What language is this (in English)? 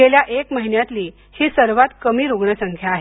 Marathi